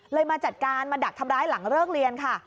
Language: Thai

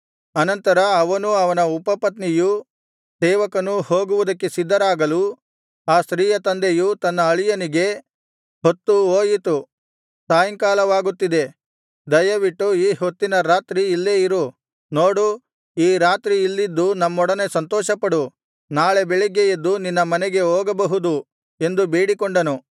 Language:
Kannada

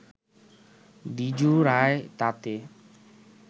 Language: Bangla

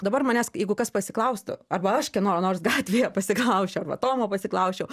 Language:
Lithuanian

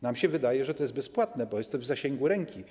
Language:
Polish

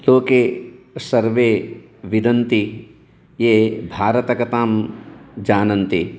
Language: Sanskrit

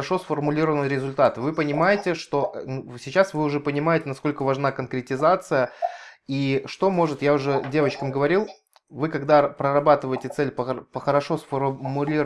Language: Russian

